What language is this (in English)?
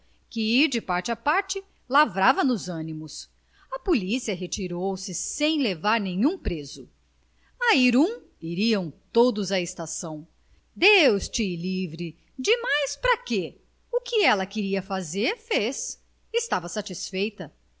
Portuguese